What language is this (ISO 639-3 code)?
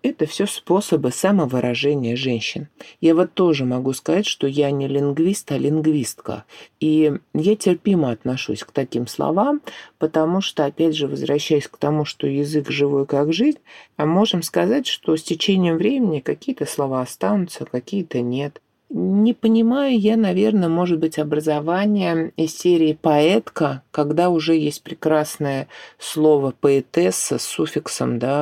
rus